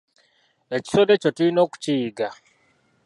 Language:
Ganda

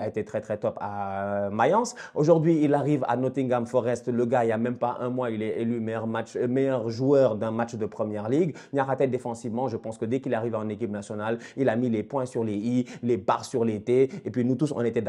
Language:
French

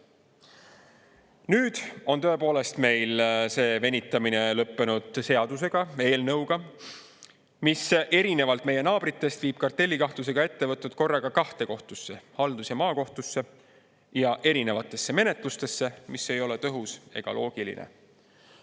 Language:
Estonian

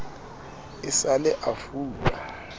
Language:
Southern Sotho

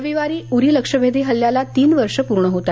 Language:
Marathi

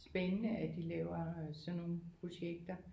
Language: Danish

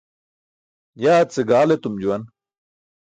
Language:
Burushaski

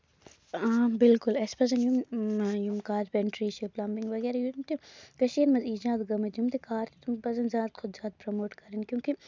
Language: Kashmiri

